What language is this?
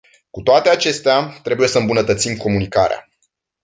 Romanian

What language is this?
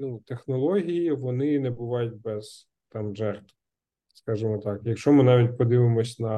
Ukrainian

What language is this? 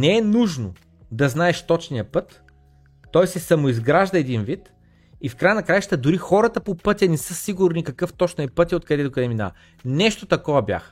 Bulgarian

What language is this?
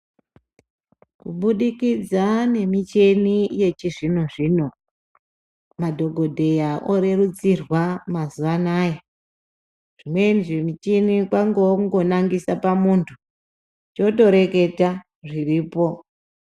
Ndau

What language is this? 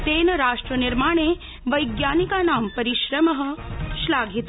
Sanskrit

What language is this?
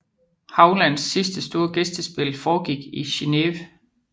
Danish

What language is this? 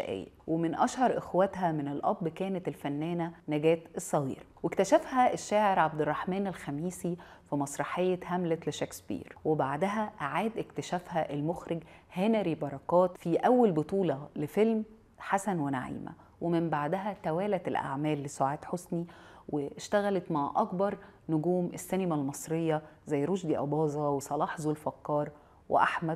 Arabic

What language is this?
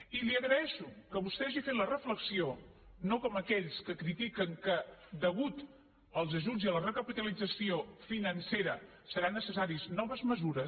Catalan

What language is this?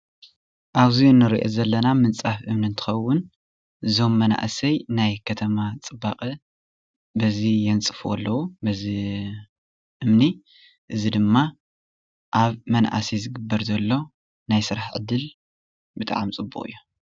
Tigrinya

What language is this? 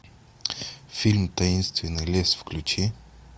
Russian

